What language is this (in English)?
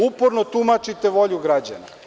Serbian